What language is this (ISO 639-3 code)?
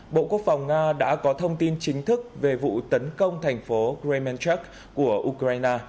vie